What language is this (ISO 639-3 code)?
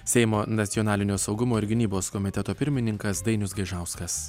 lit